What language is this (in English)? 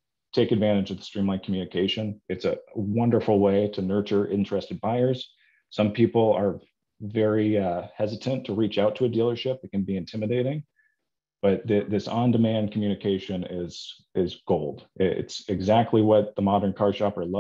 English